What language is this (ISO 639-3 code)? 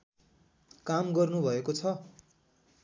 nep